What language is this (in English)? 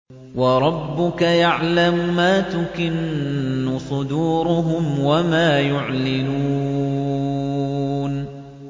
Arabic